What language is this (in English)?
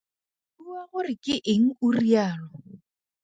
Tswana